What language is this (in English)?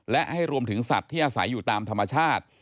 Thai